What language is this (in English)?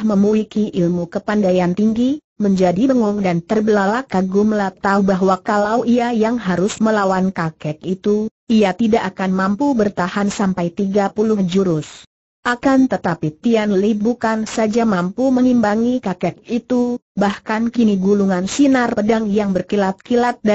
Indonesian